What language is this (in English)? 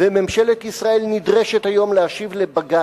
Hebrew